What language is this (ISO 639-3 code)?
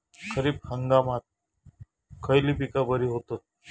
mar